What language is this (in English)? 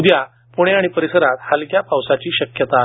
Marathi